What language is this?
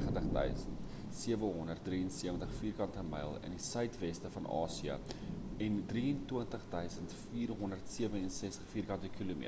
Afrikaans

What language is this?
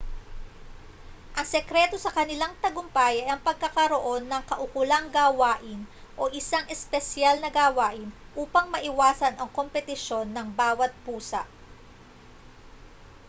Filipino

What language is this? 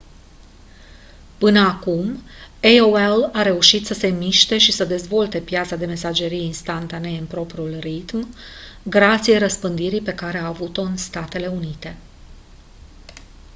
Romanian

